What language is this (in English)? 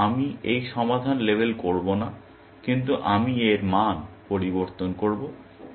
Bangla